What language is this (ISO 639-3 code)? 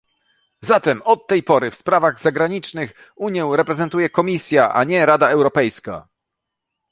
pol